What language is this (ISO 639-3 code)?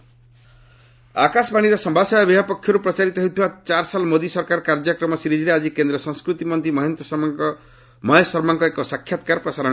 ori